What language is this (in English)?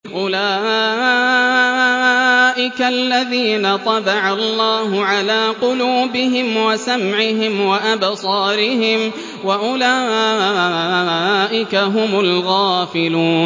Arabic